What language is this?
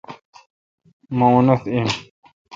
Kalkoti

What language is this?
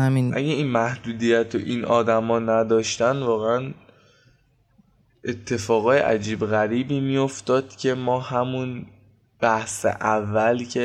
Persian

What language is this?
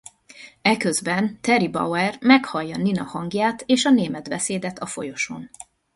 Hungarian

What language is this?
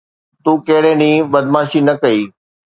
Sindhi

